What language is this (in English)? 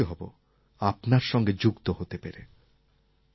Bangla